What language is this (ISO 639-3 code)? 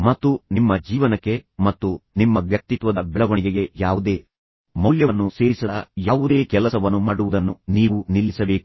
kan